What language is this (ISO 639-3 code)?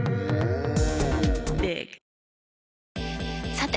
jpn